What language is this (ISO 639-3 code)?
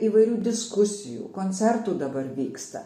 lit